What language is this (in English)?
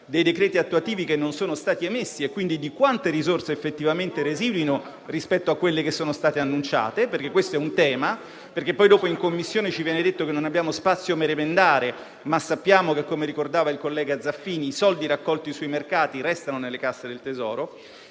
Italian